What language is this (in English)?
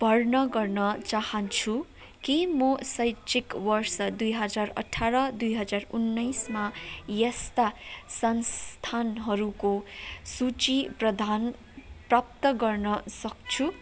Nepali